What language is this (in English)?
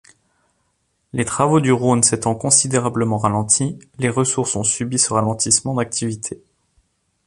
French